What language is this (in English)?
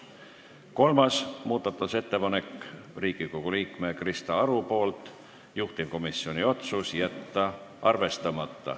Estonian